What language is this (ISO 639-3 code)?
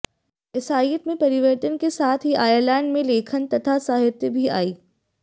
hin